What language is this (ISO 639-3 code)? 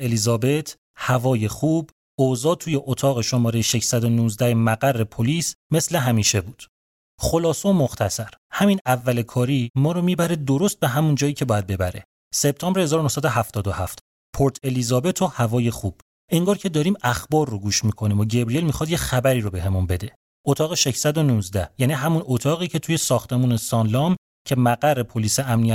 fas